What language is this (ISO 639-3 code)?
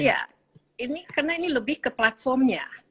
ind